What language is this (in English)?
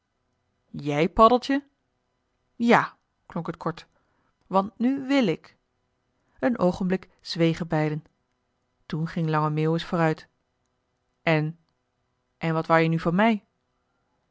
Dutch